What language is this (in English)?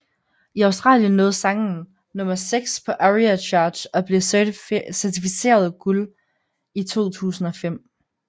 Danish